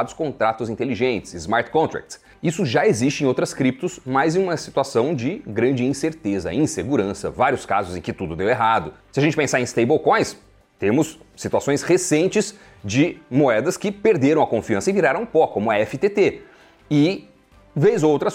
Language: Portuguese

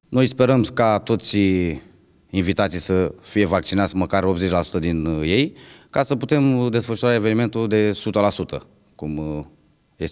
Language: Romanian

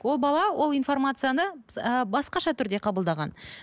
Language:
Kazakh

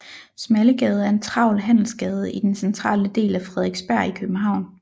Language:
Danish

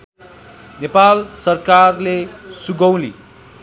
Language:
Nepali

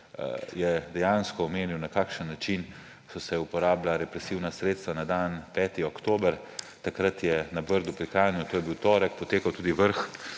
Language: Slovenian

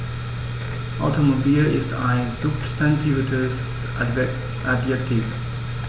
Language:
German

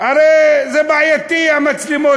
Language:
Hebrew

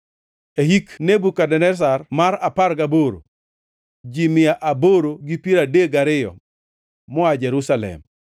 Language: Luo (Kenya and Tanzania)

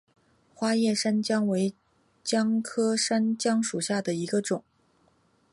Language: Chinese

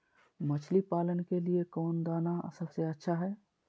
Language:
Magahi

